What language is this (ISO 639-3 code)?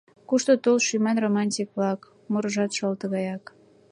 chm